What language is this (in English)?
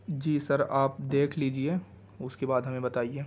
Urdu